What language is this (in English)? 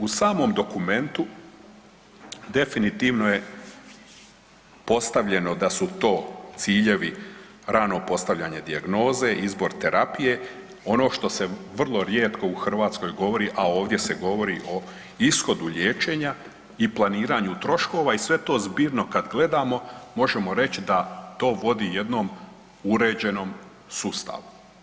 Croatian